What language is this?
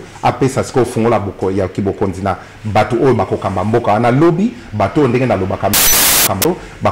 French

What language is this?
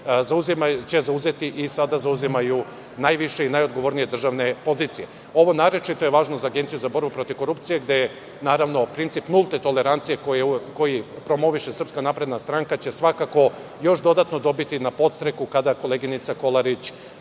Serbian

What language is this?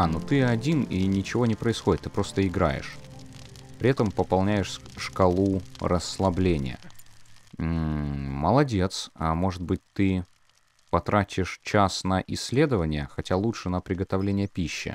Russian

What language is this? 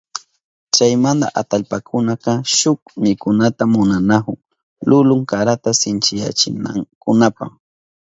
Southern Pastaza Quechua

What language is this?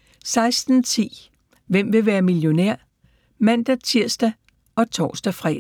Danish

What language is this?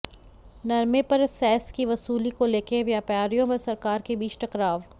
Hindi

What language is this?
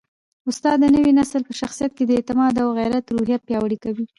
Pashto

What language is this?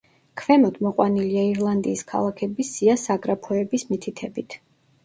Georgian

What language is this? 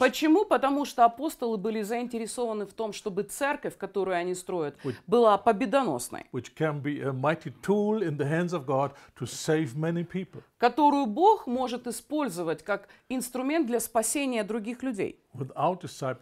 Russian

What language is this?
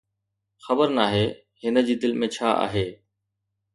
Sindhi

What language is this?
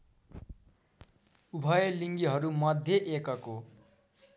Nepali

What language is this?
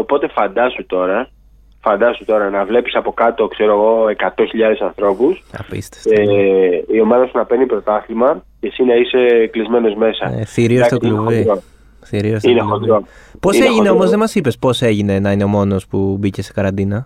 Greek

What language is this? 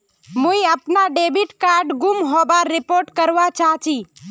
Magahi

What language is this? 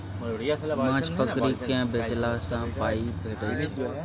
Maithili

